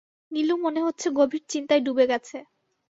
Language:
Bangla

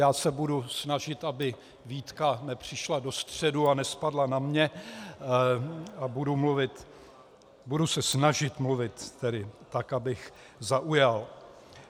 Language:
Czech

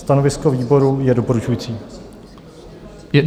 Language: Czech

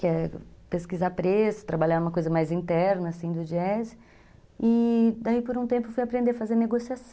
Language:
Portuguese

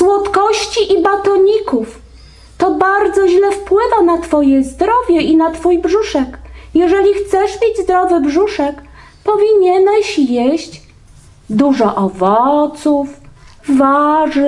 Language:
Polish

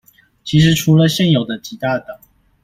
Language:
Chinese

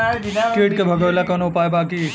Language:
Bhojpuri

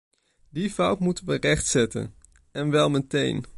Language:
Dutch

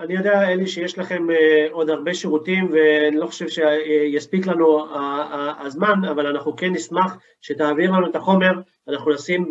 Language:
Hebrew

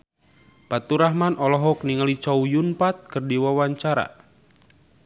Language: Sundanese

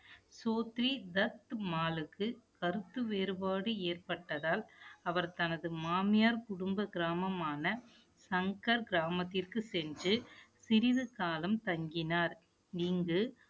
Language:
Tamil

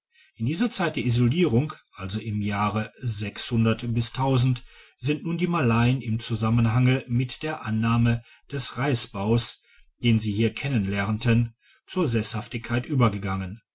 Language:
German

